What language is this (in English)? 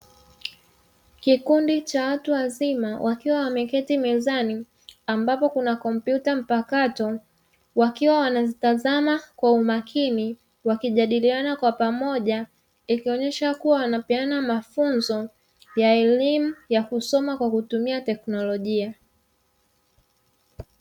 Swahili